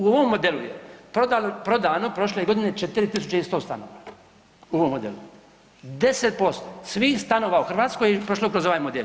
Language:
Croatian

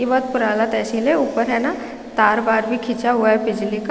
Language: Hindi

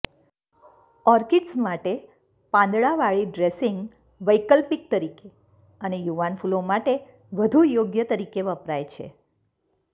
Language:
Gujarati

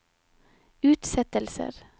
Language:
Norwegian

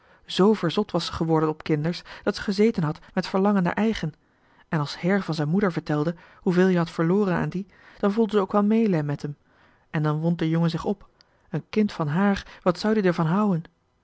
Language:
Dutch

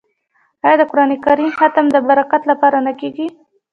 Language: Pashto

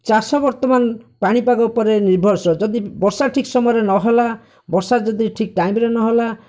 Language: Odia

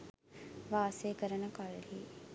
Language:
Sinhala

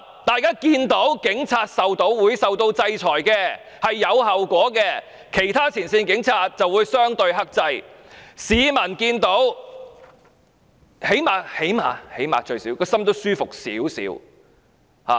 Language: Cantonese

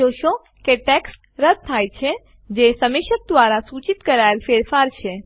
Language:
Gujarati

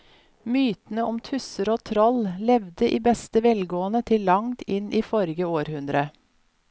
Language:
Norwegian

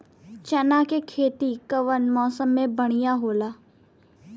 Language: Bhojpuri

